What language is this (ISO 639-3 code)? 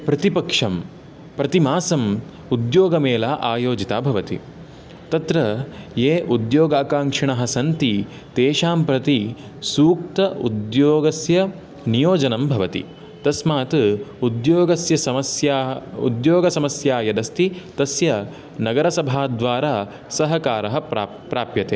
san